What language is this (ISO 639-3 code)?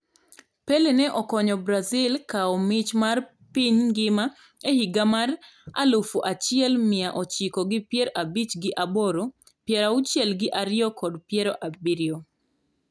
luo